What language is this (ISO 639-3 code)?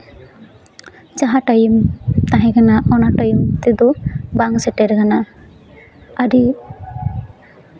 sat